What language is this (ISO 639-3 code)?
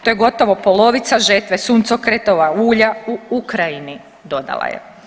hrv